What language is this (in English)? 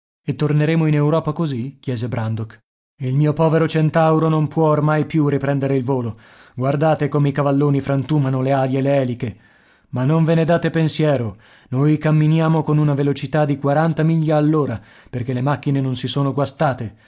Italian